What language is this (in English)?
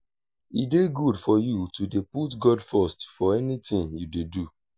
Nigerian Pidgin